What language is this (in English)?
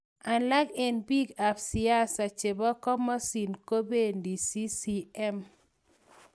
Kalenjin